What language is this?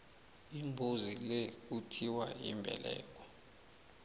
South Ndebele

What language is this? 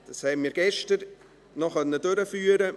Swiss German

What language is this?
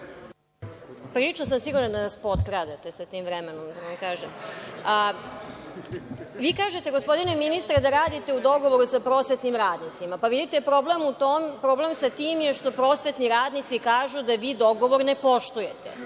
Serbian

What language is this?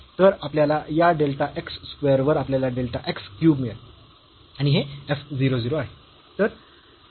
Marathi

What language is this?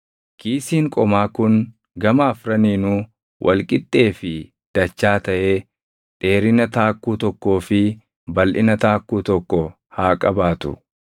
Oromo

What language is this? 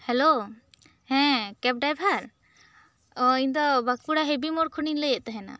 Santali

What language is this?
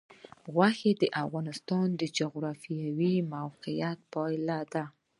Pashto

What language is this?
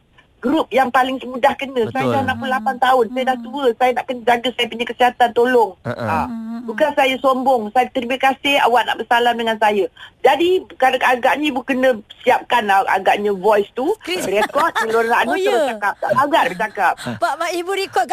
Malay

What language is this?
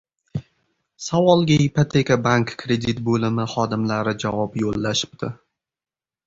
Uzbek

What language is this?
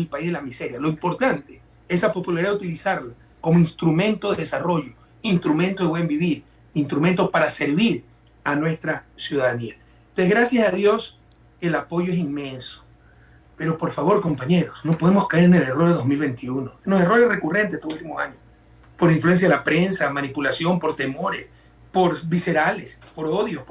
Spanish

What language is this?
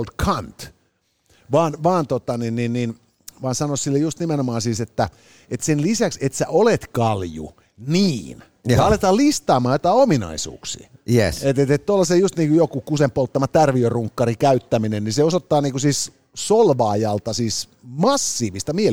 Finnish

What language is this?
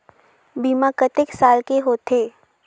Chhattisgarhi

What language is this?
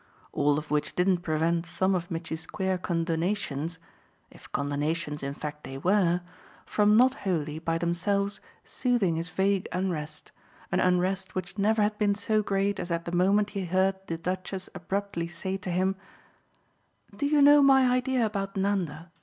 English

